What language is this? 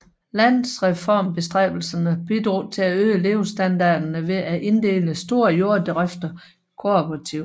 Danish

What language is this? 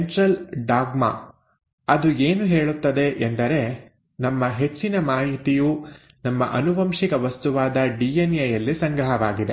Kannada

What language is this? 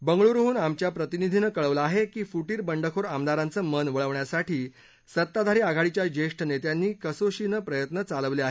Marathi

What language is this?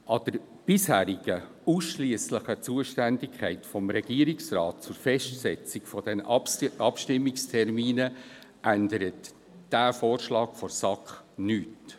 Swiss German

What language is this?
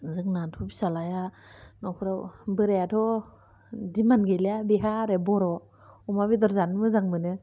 Bodo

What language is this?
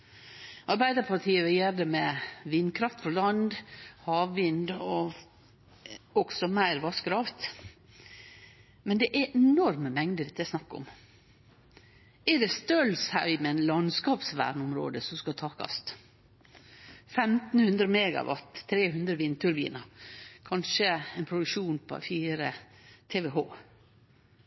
Norwegian Nynorsk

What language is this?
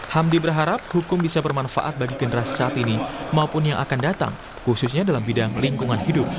Indonesian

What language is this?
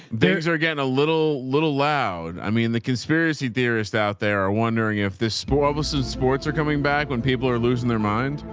English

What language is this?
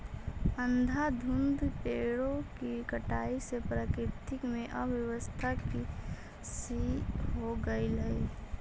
Magahi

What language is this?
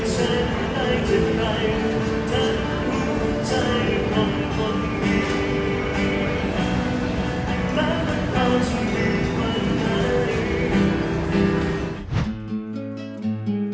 Thai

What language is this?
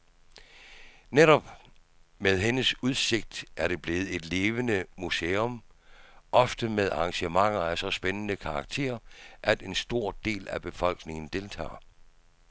Danish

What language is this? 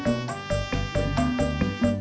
Indonesian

